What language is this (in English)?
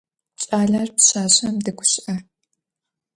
Adyghe